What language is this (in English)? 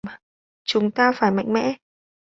Vietnamese